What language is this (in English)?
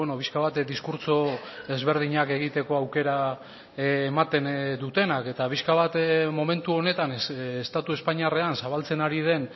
Basque